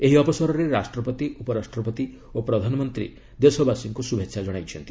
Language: Odia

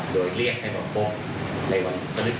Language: Thai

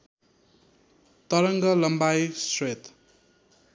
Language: Nepali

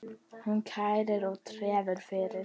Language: Icelandic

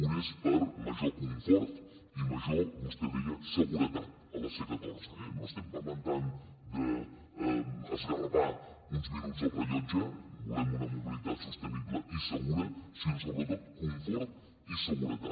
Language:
Catalan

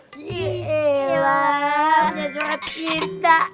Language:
Indonesian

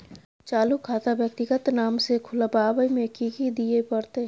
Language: Maithili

